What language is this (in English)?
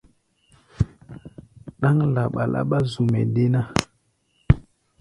Gbaya